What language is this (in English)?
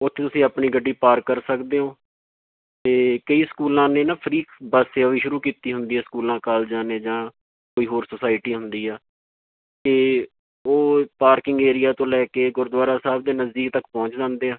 Punjabi